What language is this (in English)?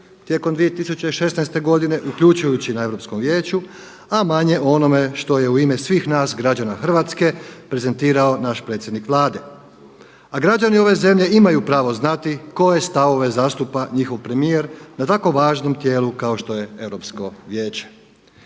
Croatian